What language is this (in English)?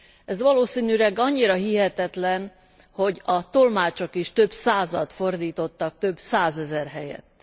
Hungarian